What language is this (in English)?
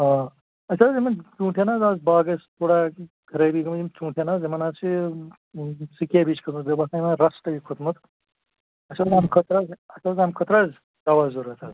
Kashmiri